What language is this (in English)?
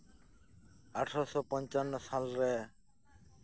Santali